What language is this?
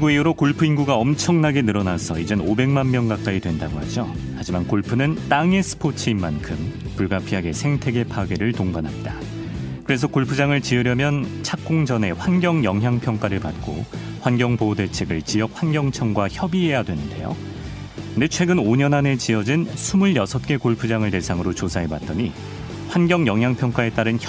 Korean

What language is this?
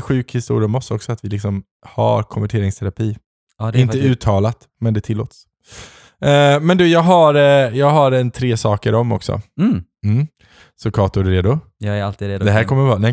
Swedish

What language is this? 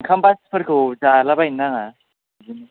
Bodo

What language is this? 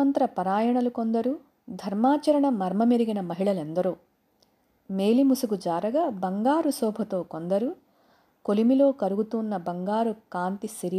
Telugu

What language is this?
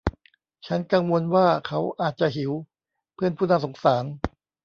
Thai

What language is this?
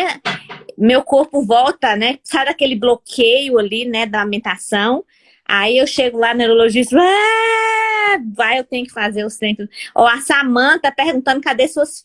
Portuguese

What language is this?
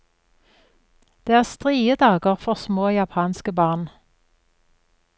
Norwegian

